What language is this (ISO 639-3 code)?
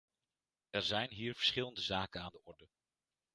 nld